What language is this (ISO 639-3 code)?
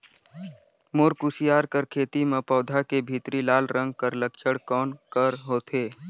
hne